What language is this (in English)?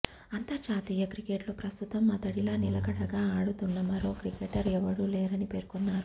Telugu